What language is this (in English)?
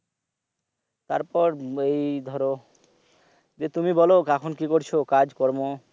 Bangla